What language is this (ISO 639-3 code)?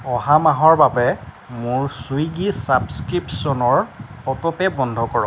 asm